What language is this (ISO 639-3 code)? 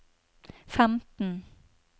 nor